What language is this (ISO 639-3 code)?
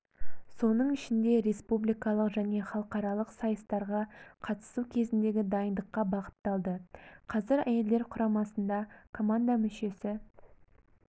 kaz